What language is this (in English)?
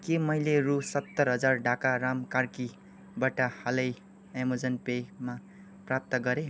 Nepali